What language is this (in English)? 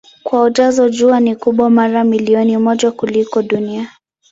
Swahili